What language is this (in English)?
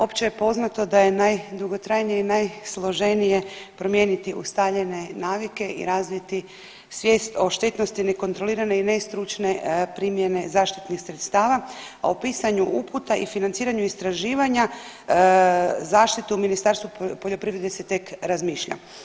Croatian